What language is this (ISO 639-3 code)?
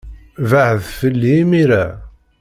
kab